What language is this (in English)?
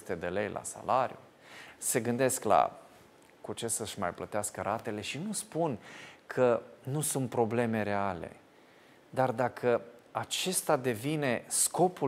Romanian